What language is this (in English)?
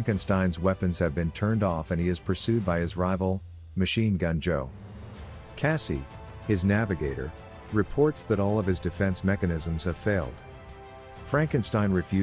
English